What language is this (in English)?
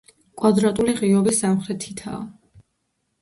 Georgian